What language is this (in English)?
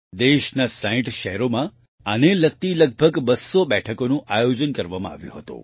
Gujarati